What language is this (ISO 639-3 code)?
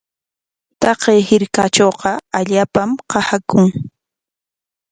qwa